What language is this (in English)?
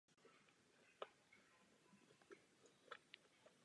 Czech